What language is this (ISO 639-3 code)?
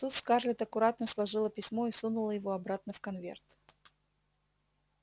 rus